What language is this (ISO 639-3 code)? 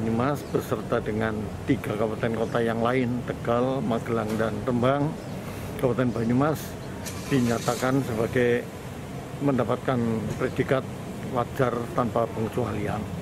ind